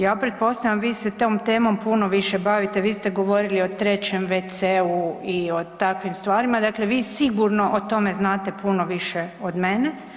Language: Croatian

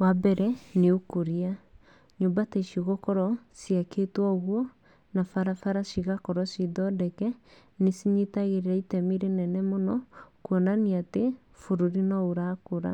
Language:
Kikuyu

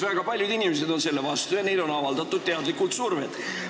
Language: Estonian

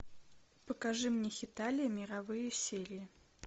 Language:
Russian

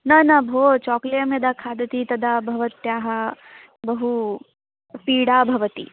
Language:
Sanskrit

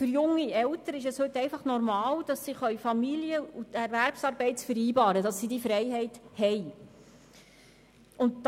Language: Swiss German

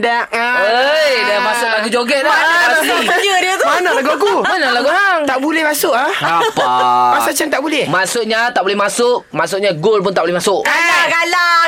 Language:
Malay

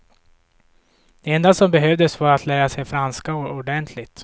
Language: Swedish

